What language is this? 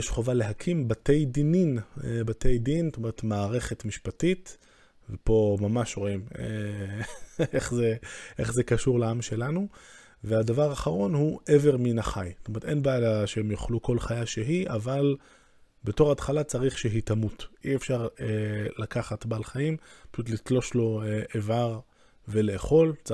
Hebrew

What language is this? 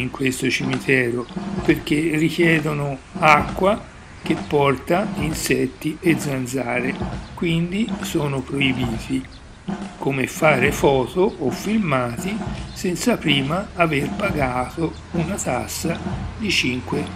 Italian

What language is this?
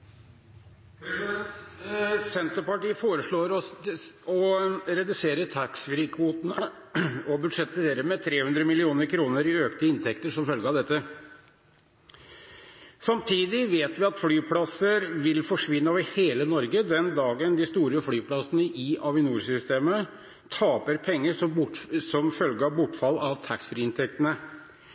Norwegian Bokmål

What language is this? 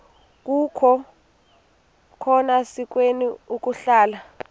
Xhosa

